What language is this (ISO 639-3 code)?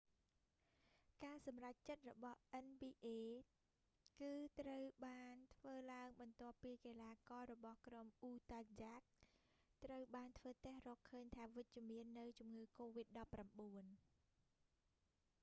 khm